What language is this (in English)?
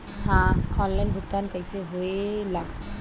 Bhojpuri